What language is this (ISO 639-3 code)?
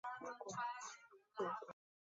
zho